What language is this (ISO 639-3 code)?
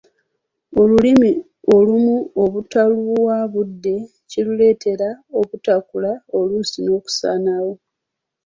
lug